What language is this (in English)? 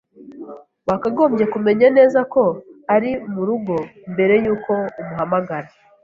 Kinyarwanda